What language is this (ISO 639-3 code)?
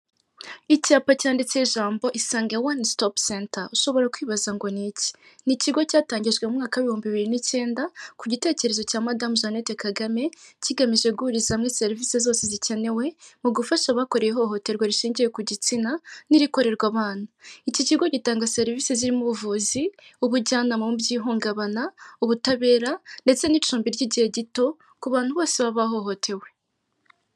kin